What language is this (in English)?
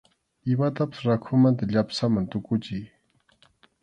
Arequipa-La Unión Quechua